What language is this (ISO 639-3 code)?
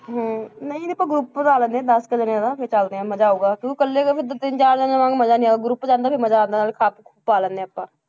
pan